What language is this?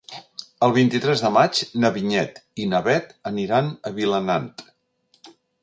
Catalan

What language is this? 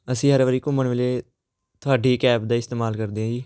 Punjabi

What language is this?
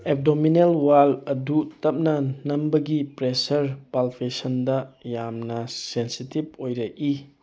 Manipuri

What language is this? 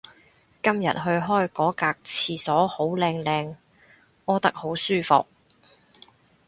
Cantonese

